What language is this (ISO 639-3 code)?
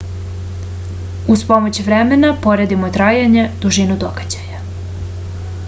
srp